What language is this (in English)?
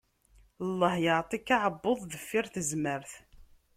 Kabyle